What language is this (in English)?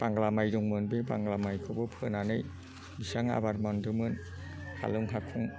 Bodo